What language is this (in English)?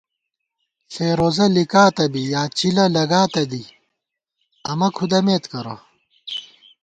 Gawar-Bati